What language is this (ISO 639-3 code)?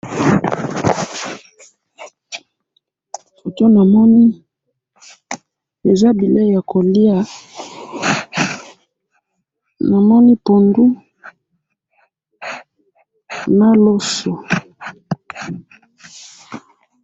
lin